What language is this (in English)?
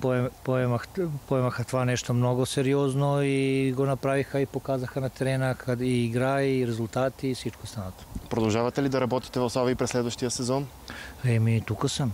Bulgarian